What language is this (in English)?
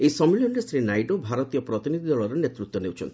Odia